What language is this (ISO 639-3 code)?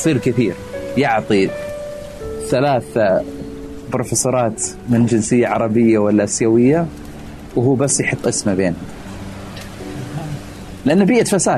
ara